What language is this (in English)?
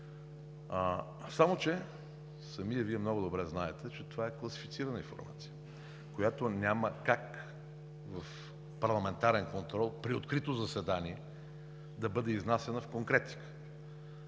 Bulgarian